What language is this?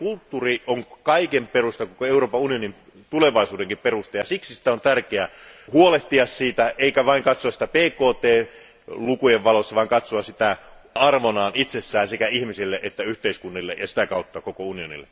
Finnish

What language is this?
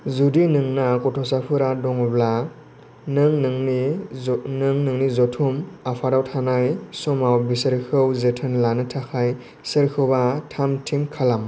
Bodo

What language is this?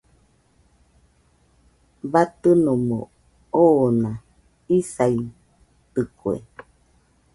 Nüpode Huitoto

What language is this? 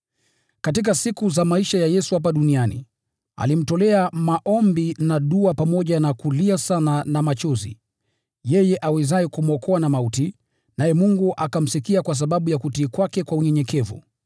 Swahili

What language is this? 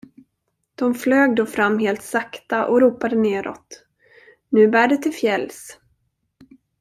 Swedish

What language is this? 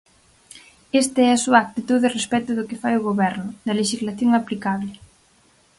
Galician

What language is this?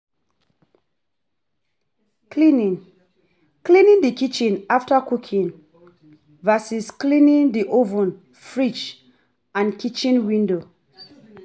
Nigerian Pidgin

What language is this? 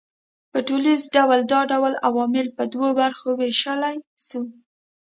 Pashto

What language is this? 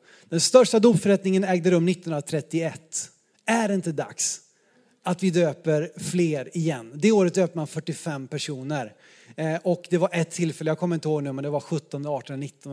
Swedish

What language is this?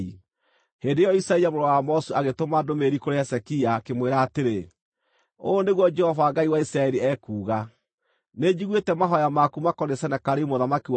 Kikuyu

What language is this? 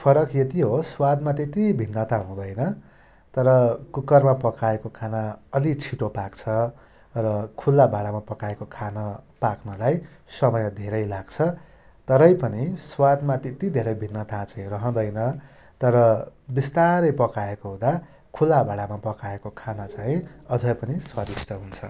Nepali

